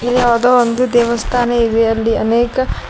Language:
Kannada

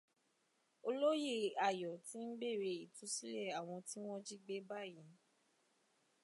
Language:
Yoruba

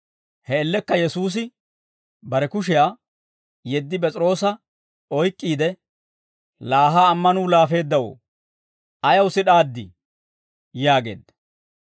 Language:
Dawro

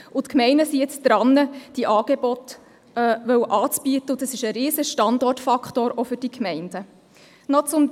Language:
Swiss German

